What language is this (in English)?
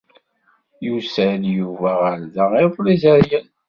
Kabyle